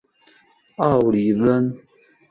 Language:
Chinese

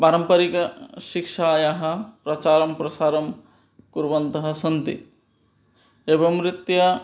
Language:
Sanskrit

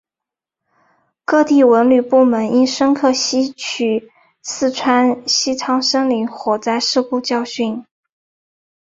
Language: Chinese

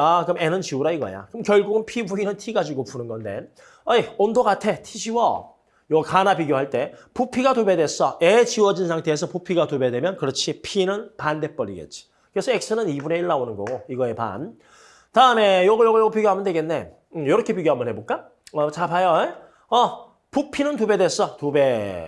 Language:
Korean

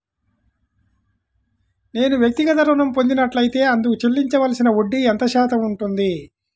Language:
Telugu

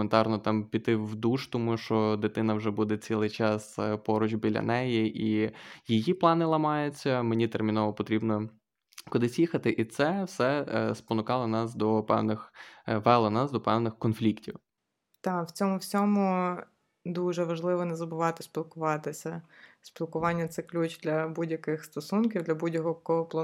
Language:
Ukrainian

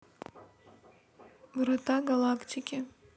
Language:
Russian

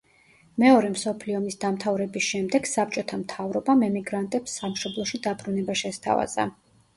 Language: Georgian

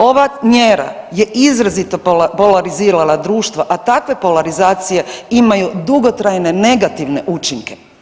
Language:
Croatian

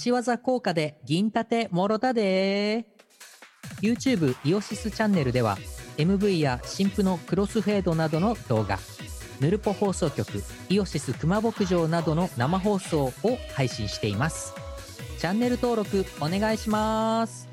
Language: Japanese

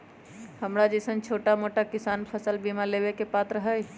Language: Magahi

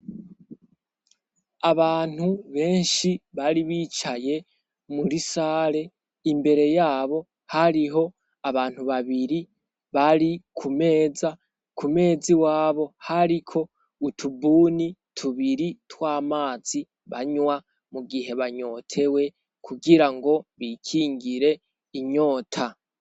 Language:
Rundi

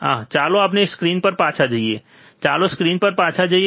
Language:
Gujarati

